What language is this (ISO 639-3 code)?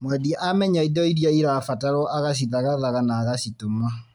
kik